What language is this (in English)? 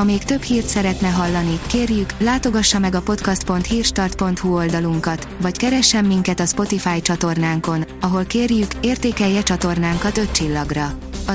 Hungarian